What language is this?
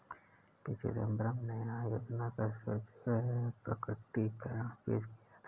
Hindi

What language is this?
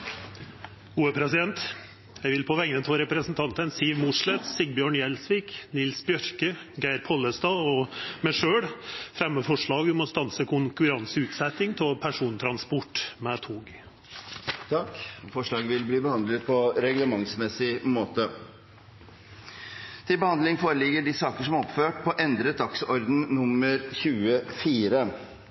Norwegian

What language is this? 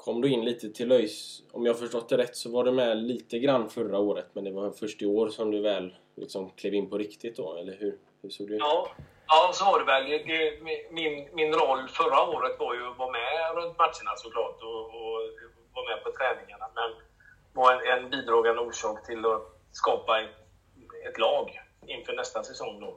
Swedish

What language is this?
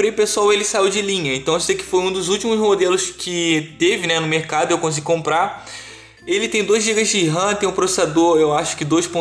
Portuguese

